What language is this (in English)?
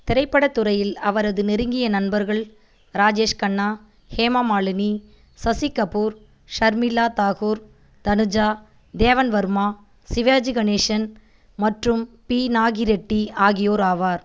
Tamil